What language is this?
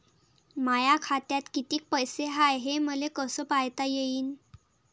Marathi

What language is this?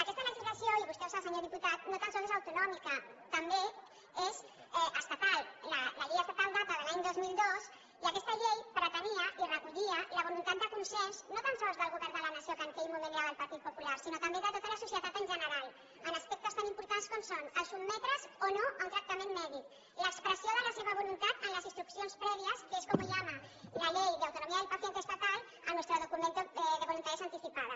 Catalan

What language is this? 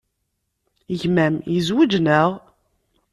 Kabyle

